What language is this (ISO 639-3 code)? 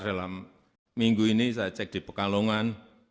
ind